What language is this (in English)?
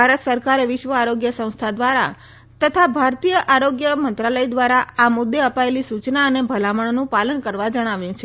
Gujarati